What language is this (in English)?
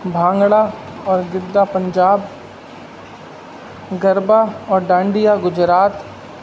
Urdu